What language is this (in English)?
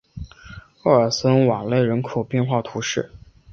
Chinese